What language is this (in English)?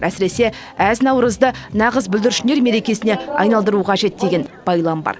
Kazakh